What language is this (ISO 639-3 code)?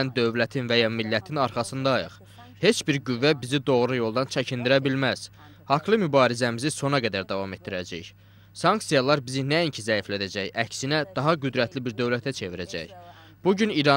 tur